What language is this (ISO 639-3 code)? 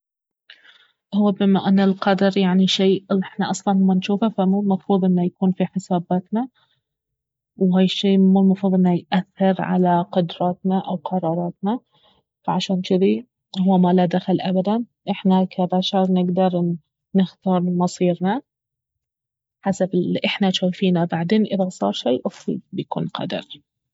abv